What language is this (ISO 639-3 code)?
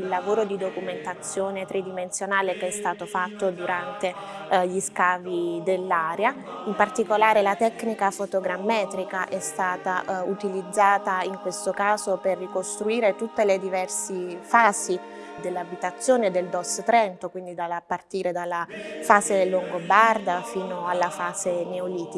ita